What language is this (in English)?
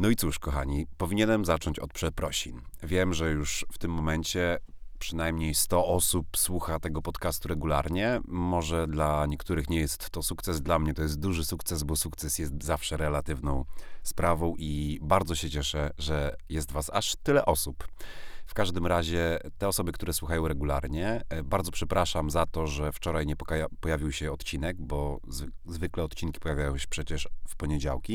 Polish